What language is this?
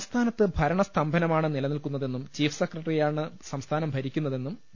Malayalam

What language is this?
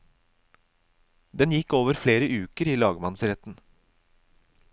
Norwegian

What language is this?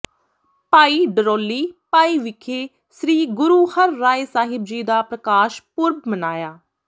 Punjabi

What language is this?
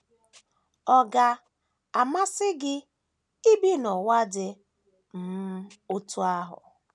Igbo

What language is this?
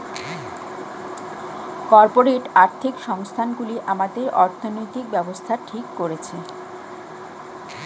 Bangla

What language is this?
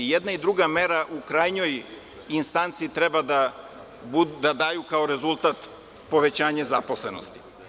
Serbian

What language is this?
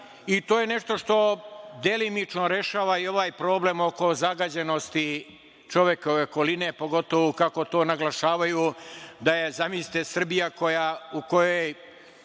Serbian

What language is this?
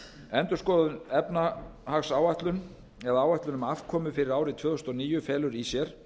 Icelandic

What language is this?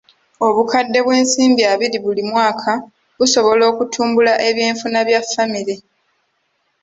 Ganda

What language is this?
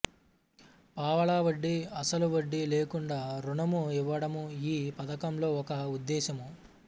Telugu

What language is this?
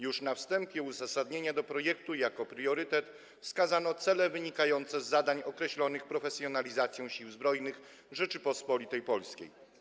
Polish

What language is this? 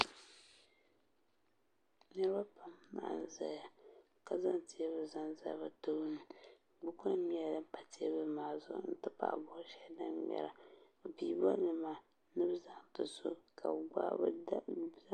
Dagbani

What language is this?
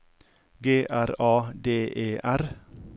Norwegian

